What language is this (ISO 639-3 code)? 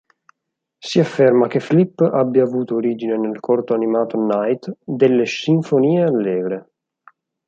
ita